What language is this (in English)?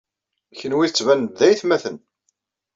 Kabyle